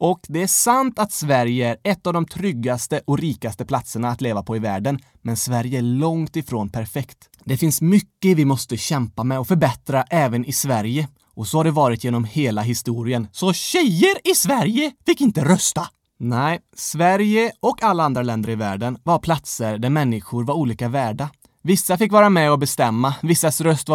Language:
Swedish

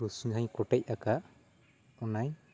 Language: Santali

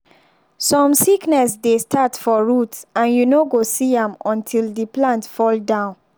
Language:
Nigerian Pidgin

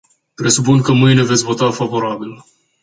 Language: Romanian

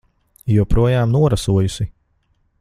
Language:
Latvian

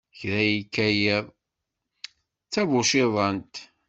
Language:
Kabyle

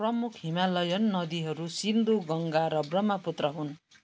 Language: Nepali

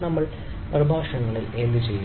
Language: Malayalam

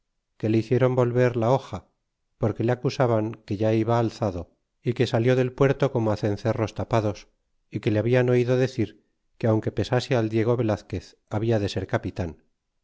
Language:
Spanish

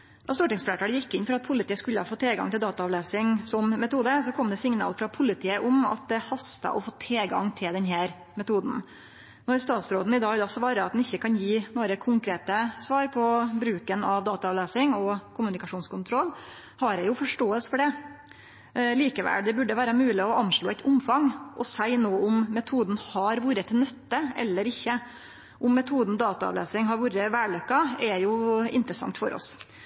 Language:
Norwegian Nynorsk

